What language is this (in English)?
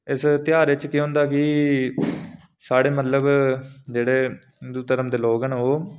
Dogri